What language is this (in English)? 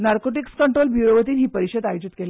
Konkani